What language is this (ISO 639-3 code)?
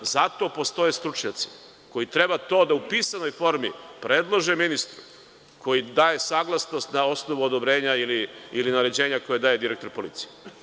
srp